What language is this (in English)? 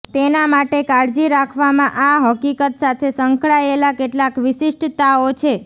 Gujarati